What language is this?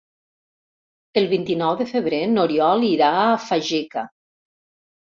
Catalan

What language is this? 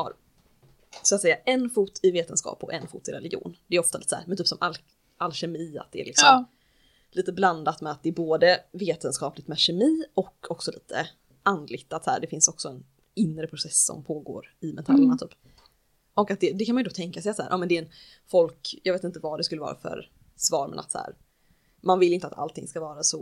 Swedish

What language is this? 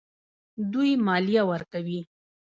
Pashto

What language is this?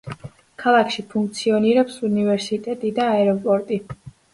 Georgian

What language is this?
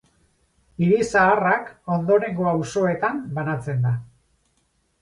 Basque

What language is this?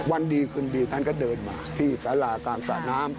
Thai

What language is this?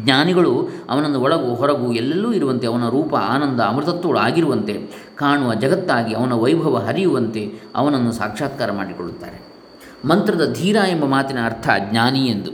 Kannada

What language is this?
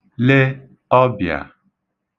Igbo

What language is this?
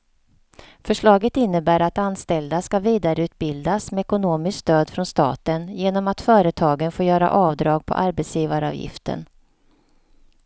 Swedish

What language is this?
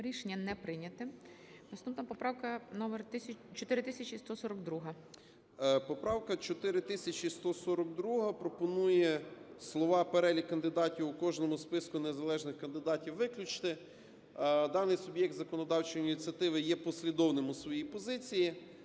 Ukrainian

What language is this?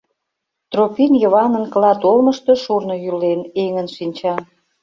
Mari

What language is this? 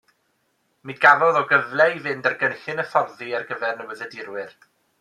Welsh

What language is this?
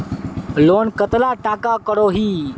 Magahi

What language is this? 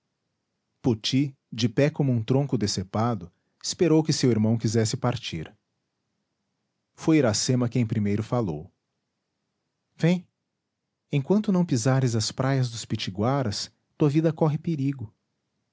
Portuguese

